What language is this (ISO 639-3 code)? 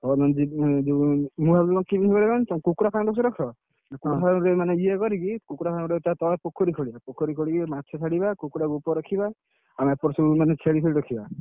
ori